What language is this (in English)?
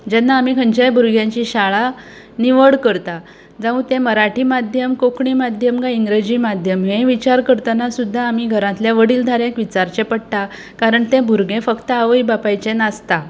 Konkani